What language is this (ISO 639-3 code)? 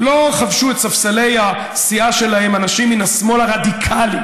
heb